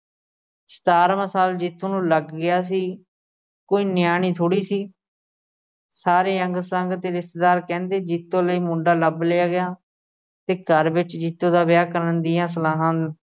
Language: Punjabi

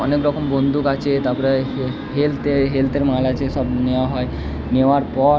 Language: Bangla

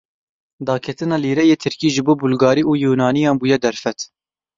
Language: Kurdish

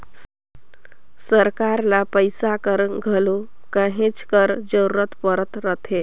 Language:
Chhattisgarhi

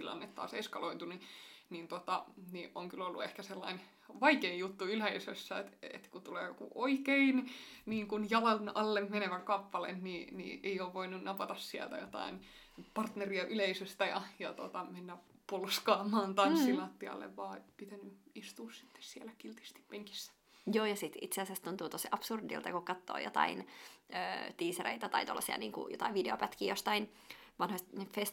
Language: Finnish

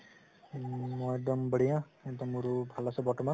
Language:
Assamese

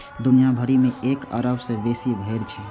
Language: Maithili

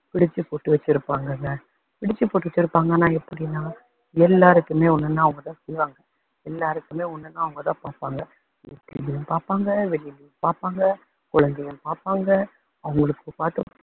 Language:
Tamil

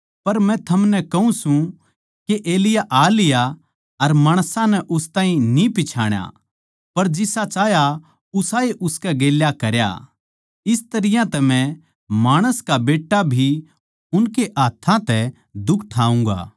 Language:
Haryanvi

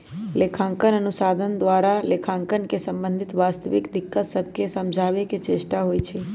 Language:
Magahi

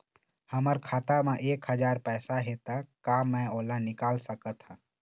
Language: Chhattisgarhi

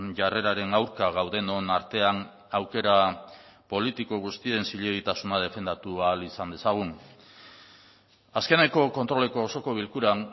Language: Basque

